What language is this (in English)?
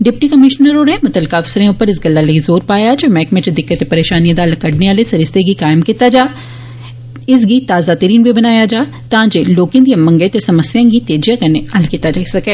Dogri